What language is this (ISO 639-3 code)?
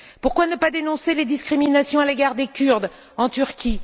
fra